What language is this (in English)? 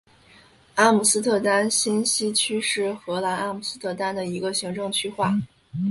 Chinese